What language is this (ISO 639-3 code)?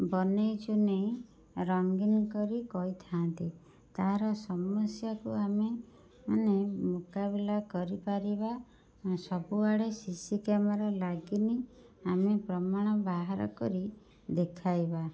ori